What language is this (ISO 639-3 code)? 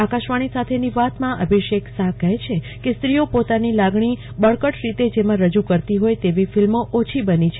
guj